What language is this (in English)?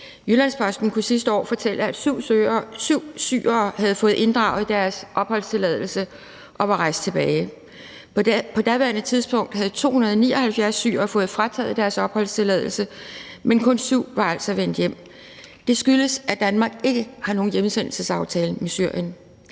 Danish